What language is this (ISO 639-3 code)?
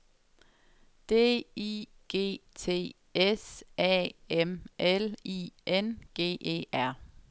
dan